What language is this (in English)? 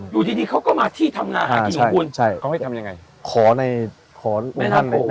Thai